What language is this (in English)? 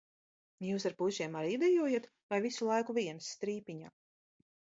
Latvian